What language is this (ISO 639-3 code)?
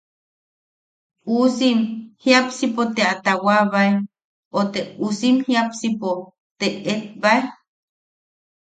yaq